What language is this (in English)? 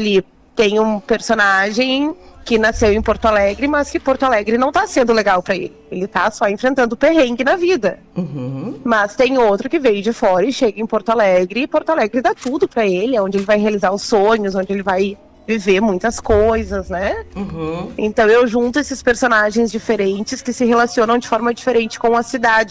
Portuguese